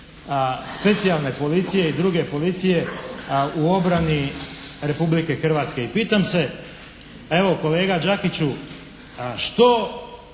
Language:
Croatian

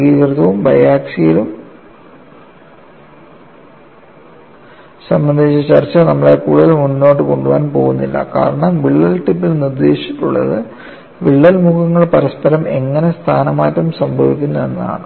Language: Malayalam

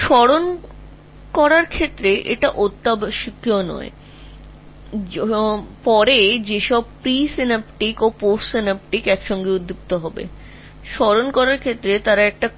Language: Bangla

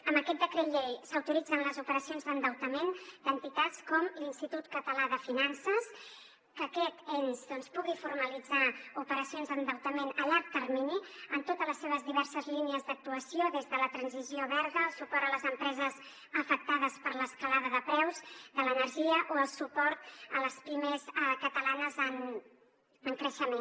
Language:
Catalan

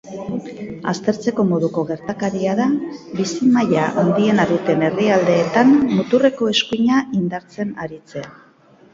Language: Basque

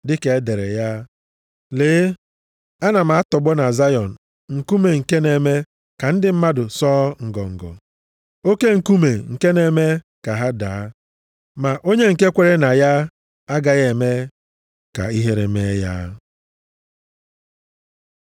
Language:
Igbo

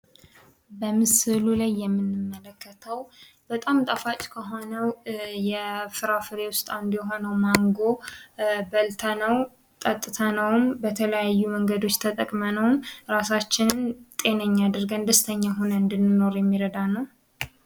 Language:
Amharic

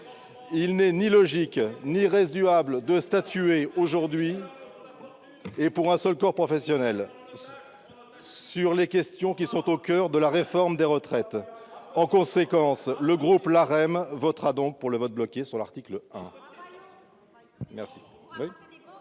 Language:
French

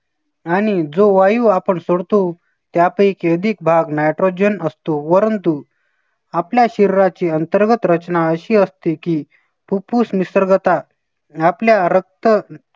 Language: Marathi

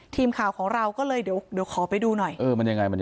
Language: Thai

